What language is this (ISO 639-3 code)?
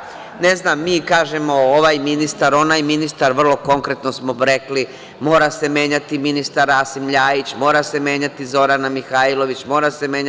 srp